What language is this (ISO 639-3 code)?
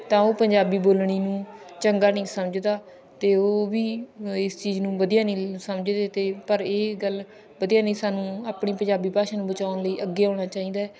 pan